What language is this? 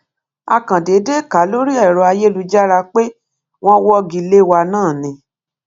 Yoruba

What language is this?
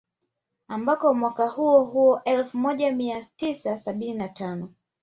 Swahili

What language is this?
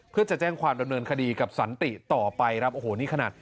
Thai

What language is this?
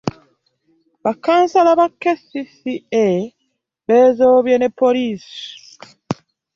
Ganda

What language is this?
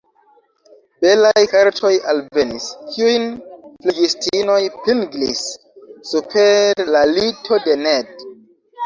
Esperanto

